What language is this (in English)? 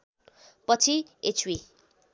Nepali